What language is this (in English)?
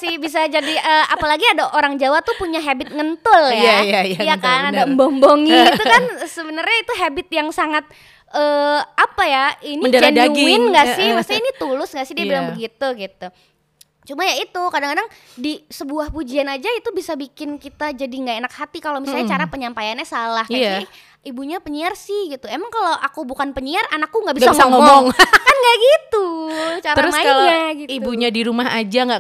Indonesian